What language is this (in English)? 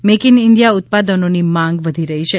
Gujarati